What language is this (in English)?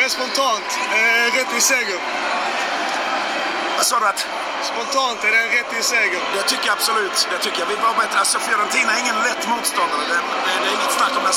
Swedish